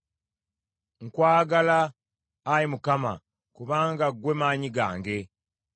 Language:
Ganda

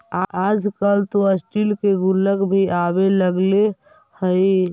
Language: Magahi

